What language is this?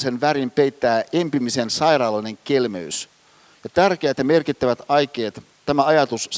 Finnish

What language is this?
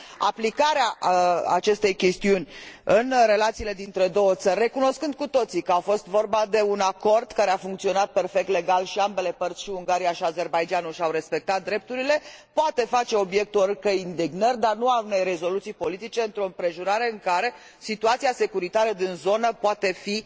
Romanian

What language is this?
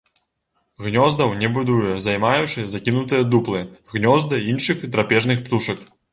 Belarusian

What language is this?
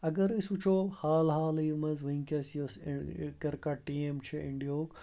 Kashmiri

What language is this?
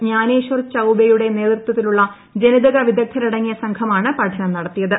Malayalam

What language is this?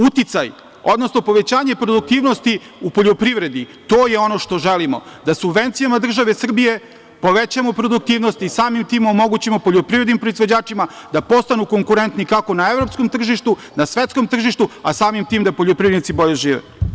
Serbian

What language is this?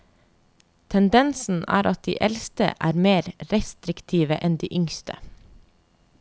Norwegian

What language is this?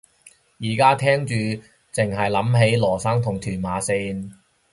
Cantonese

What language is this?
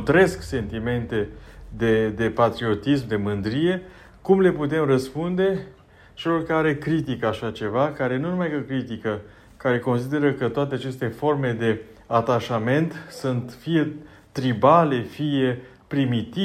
Romanian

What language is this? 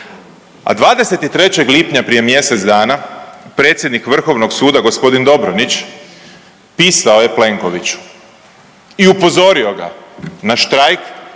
Croatian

